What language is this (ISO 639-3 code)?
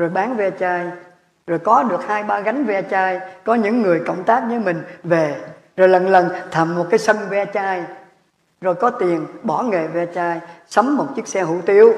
vie